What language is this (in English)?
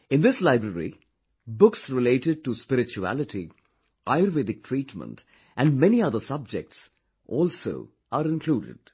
English